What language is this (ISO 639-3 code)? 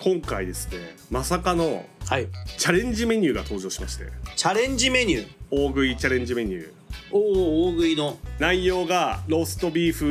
jpn